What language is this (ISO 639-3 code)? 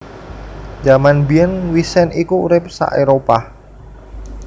jav